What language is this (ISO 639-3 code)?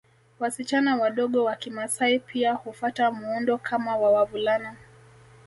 swa